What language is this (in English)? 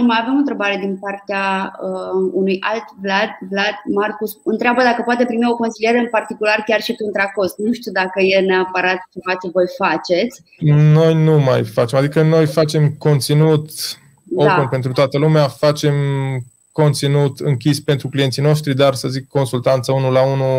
Romanian